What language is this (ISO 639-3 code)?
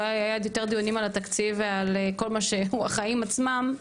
heb